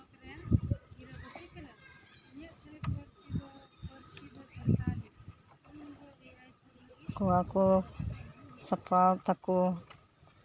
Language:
Santali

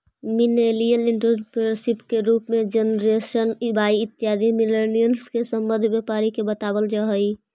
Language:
Magahi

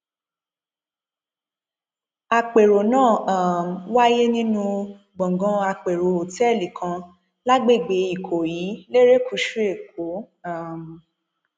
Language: Yoruba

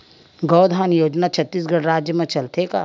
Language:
Chhattisgarhi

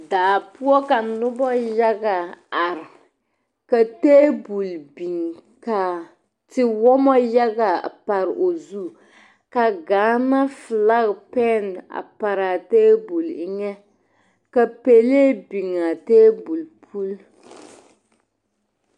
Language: Southern Dagaare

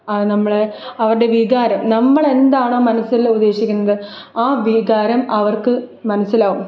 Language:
Malayalam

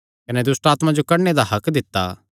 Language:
Kangri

